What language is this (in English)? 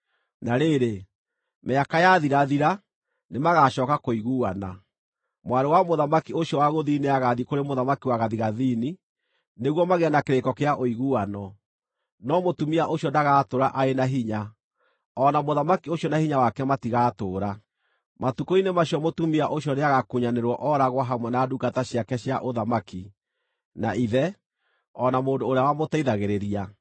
Kikuyu